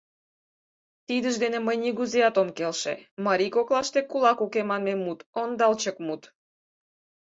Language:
Mari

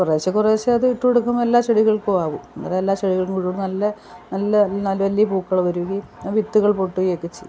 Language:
Malayalam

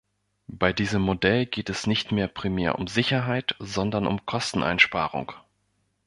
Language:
German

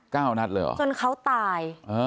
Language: Thai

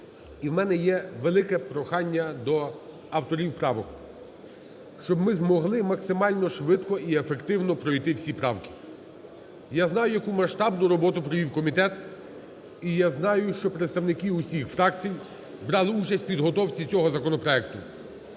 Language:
Ukrainian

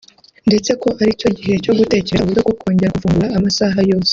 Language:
Kinyarwanda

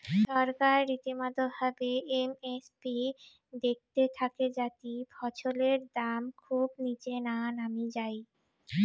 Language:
Bangla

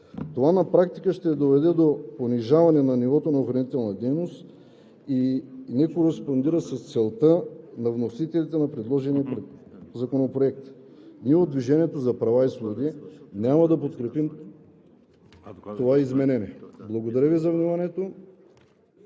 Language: Bulgarian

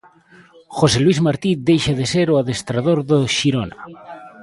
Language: Galician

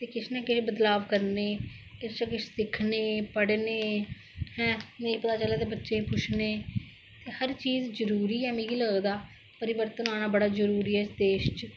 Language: Dogri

